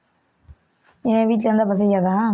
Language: Tamil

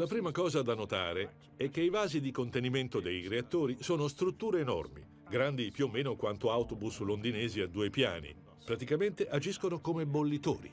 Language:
Italian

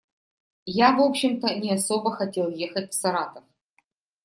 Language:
Russian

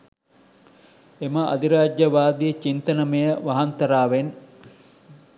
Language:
Sinhala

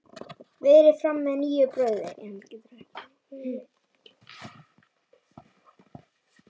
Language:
Icelandic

